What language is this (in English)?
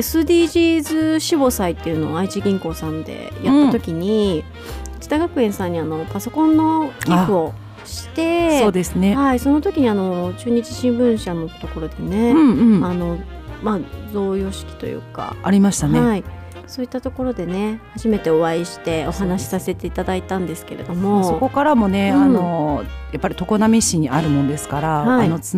Japanese